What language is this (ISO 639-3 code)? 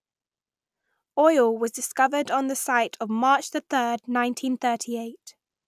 eng